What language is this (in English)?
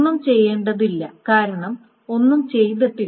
Malayalam